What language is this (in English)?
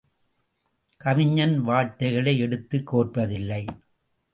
Tamil